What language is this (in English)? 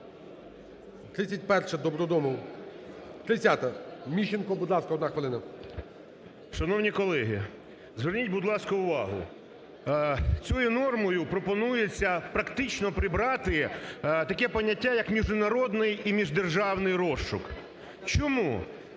Ukrainian